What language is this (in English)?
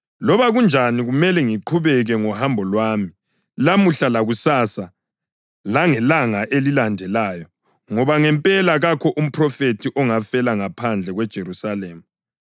North Ndebele